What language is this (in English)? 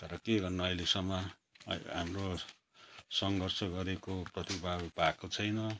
Nepali